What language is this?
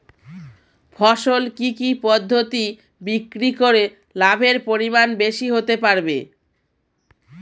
Bangla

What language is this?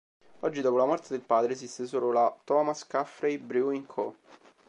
Italian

